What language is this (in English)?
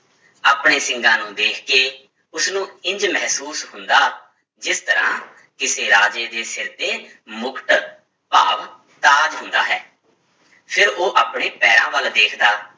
Punjabi